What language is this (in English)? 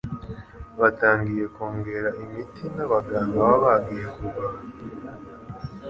Kinyarwanda